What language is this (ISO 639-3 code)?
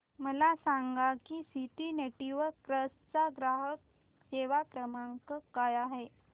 mar